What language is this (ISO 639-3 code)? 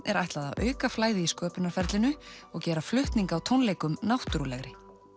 isl